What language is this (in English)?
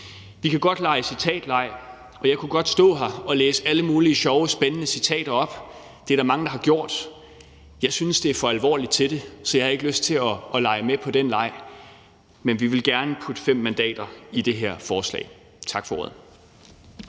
Danish